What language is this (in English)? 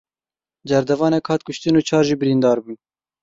Kurdish